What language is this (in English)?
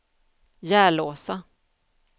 Swedish